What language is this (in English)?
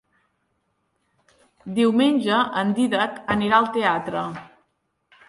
Catalan